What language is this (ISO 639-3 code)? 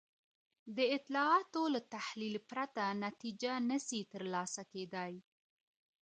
pus